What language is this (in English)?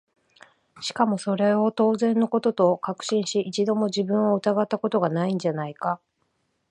Japanese